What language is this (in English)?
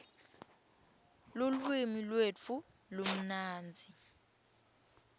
Swati